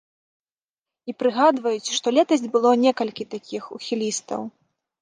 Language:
Belarusian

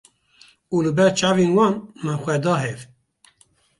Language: Kurdish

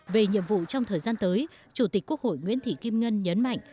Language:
Vietnamese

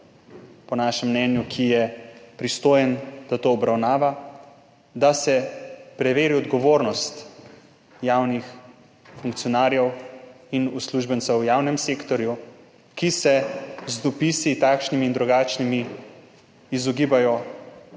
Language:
Slovenian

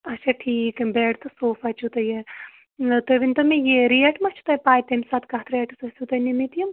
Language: Kashmiri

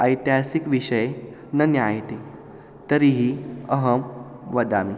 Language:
Sanskrit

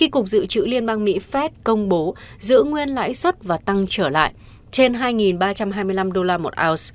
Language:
Vietnamese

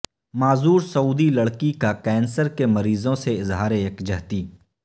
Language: Urdu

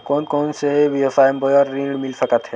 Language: Chhattisgarhi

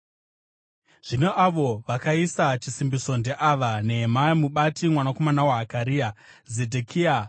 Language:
Shona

